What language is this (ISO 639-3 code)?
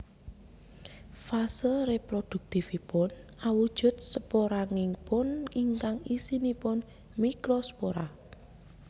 jav